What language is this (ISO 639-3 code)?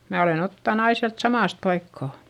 fin